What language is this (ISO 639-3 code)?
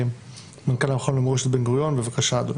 heb